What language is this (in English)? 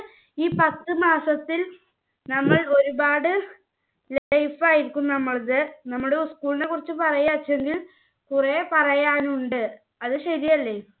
Malayalam